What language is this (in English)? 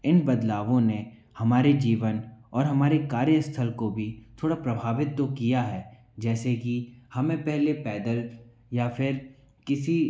Hindi